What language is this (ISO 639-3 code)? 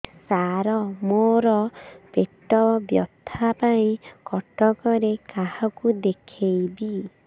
ori